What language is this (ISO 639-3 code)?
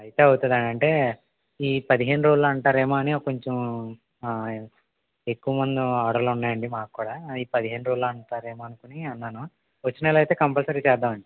tel